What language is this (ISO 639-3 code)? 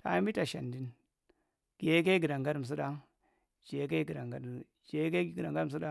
mrt